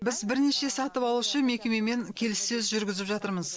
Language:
Kazakh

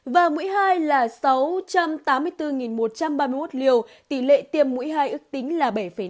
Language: Vietnamese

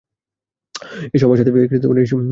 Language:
Bangla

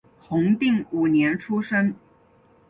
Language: Chinese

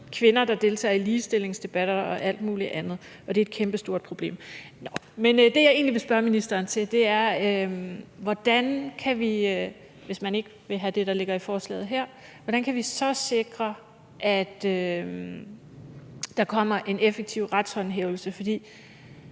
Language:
Danish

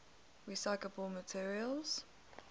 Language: English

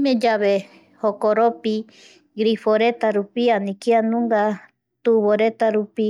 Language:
Eastern Bolivian Guaraní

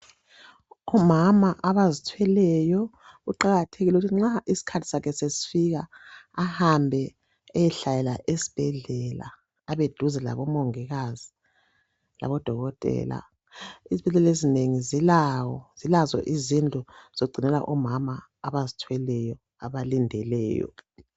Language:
North Ndebele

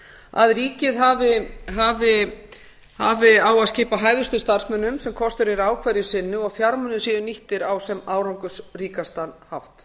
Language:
Icelandic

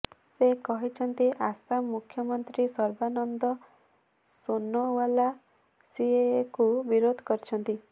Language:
Odia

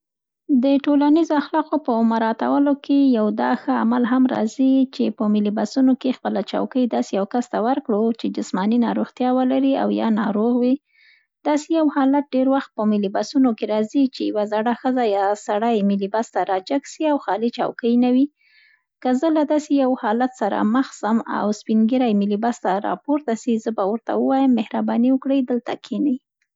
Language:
Central Pashto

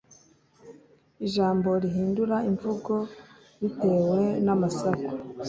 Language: Kinyarwanda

